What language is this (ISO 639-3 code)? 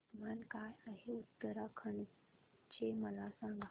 mar